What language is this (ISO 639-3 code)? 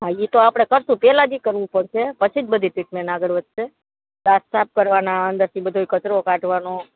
guj